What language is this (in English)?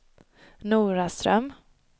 Swedish